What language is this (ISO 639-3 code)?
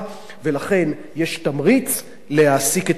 heb